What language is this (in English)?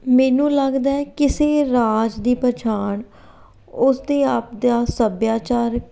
Punjabi